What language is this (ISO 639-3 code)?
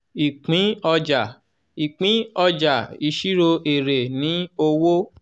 yor